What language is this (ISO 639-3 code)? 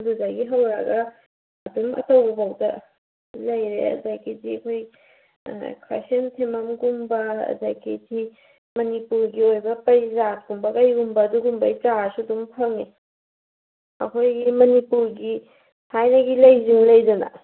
mni